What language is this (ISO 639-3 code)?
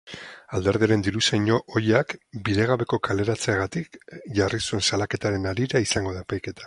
eus